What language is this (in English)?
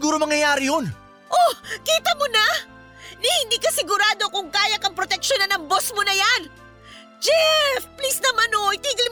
Filipino